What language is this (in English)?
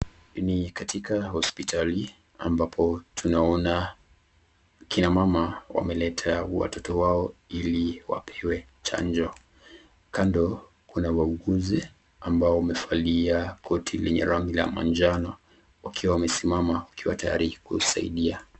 Swahili